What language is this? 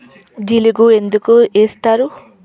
Telugu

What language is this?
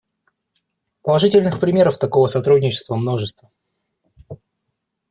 Russian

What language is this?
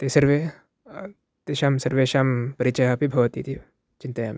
Sanskrit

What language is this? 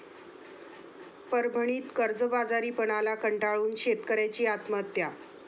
Marathi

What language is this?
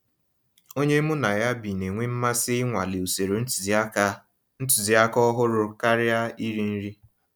Igbo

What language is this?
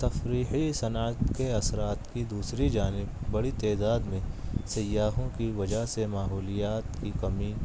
Urdu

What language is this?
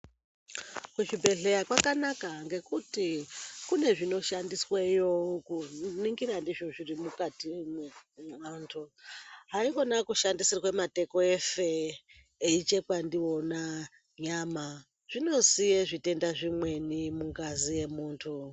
Ndau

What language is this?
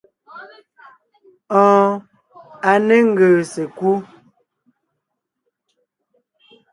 Ngiemboon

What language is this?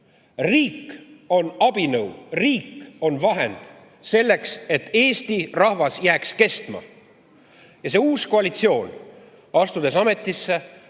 Estonian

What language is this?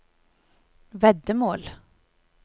Norwegian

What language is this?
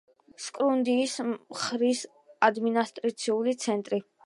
Georgian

